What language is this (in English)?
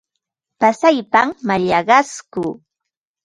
Ambo-Pasco Quechua